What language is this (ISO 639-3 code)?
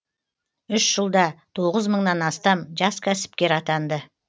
kaz